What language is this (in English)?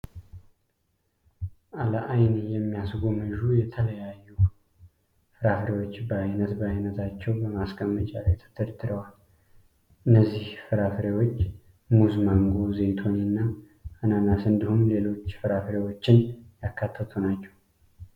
Amharic